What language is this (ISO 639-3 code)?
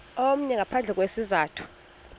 xho